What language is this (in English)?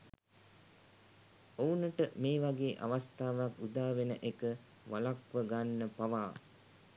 Sinhala